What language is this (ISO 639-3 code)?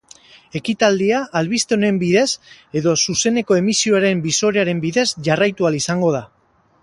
eus